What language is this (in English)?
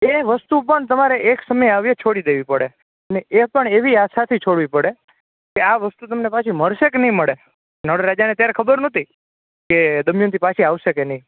Gujarati